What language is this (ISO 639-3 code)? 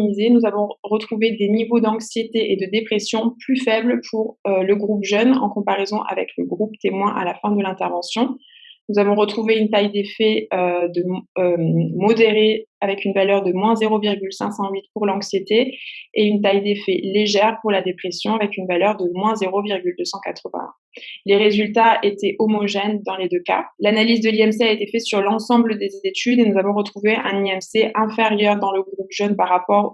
fra